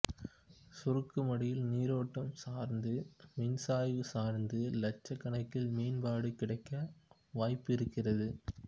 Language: Tamil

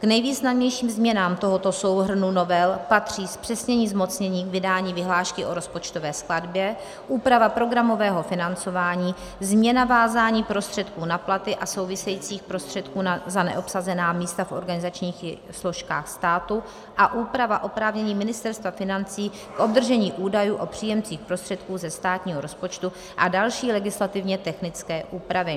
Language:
Czech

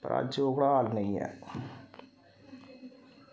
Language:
Dogri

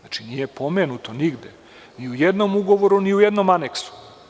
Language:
Serbian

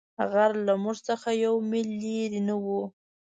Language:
Pashto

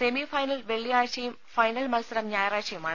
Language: Malayalam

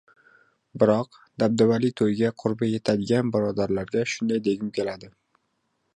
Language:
Uzbek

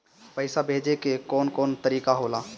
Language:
Bhojpuri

